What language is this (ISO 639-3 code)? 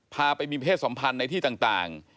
tha